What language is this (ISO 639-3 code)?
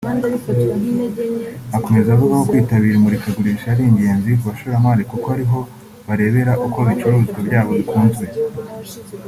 kin